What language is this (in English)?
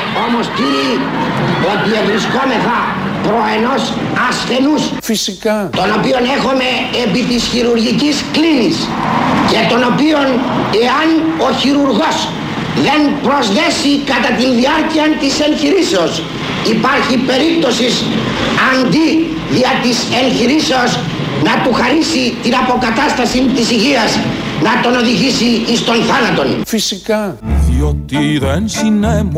Greek